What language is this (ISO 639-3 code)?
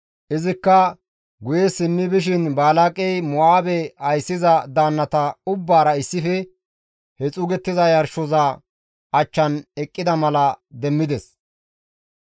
gmv